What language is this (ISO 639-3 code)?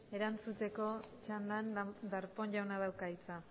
eus